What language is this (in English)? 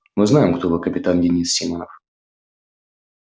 Russian